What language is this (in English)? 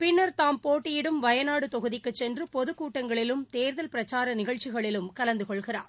Tamil